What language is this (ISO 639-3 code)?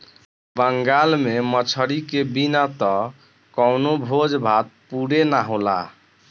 bho